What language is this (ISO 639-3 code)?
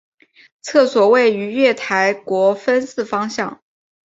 zho